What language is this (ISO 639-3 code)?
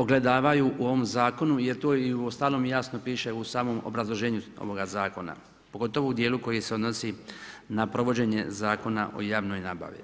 hrv